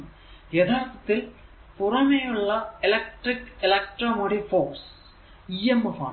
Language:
Malayalam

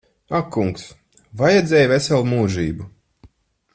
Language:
Latvian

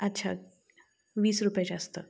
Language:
Marathi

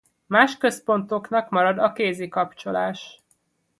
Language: Hungarian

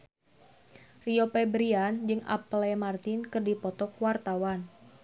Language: Sundanese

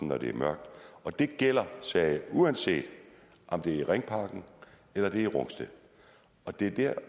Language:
Danish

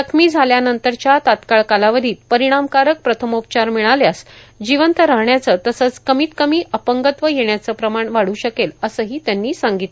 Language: Marathi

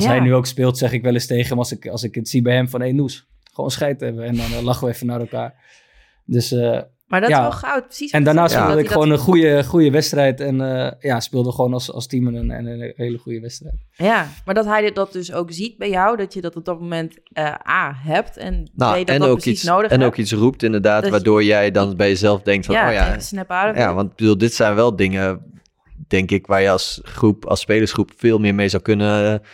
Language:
Dutch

